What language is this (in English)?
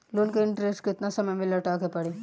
Bhojpuri